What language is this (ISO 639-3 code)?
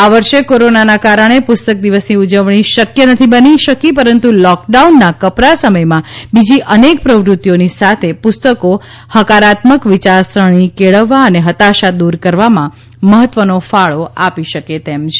guj